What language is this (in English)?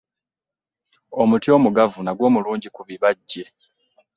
Ganda